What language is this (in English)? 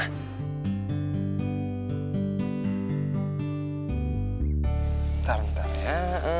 Indonesian